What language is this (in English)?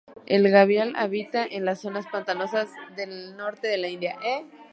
Spanish